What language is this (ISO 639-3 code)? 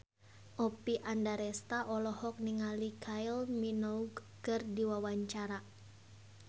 sun